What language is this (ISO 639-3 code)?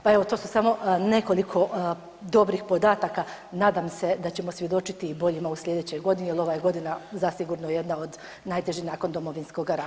hrv